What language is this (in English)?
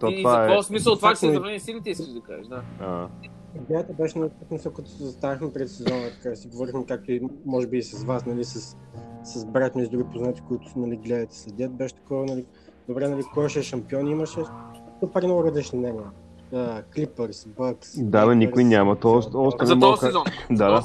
Bulgarian